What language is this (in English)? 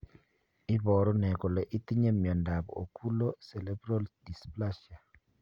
Kalenjin